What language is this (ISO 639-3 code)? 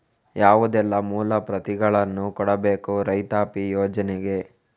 kan